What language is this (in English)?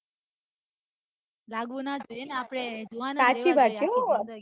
Gujarati